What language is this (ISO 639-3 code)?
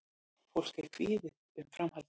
isl